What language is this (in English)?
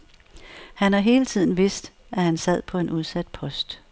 Danish